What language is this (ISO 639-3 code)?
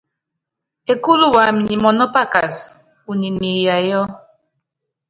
yav